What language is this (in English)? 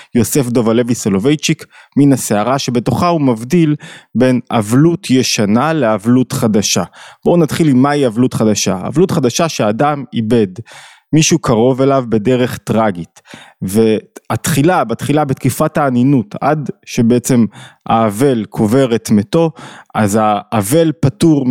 Hebrew